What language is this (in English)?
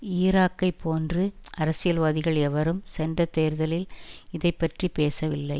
Tamil